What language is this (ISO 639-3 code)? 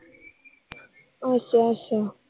pan